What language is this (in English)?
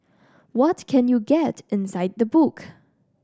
English